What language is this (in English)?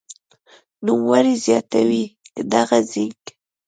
Pashto